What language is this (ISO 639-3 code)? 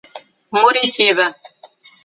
por